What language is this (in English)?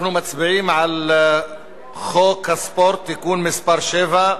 Hebrew